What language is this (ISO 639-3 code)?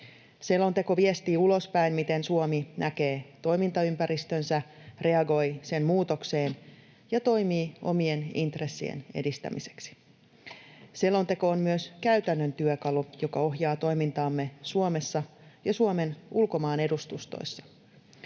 fin